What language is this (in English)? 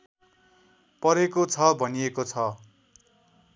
Nepali